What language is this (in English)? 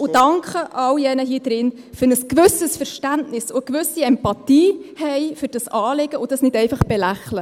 Swiss German